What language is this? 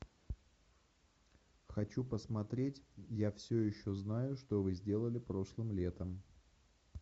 Russian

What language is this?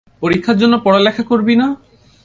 Bangla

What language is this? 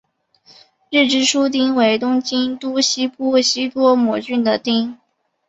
Chinese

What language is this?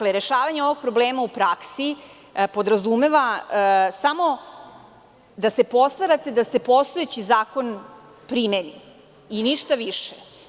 Serbian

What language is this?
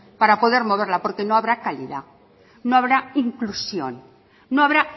Spanish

